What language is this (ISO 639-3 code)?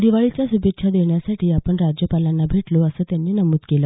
mar